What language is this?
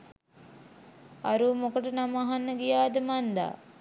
Sinhala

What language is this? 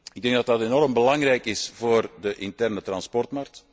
Dutch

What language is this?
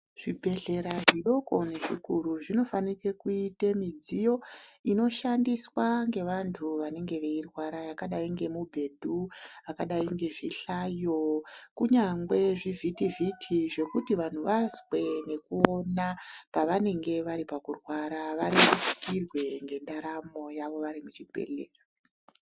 Ndau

